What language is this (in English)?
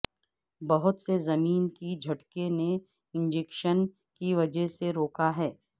Urdu